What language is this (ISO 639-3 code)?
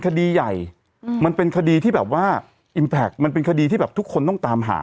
tha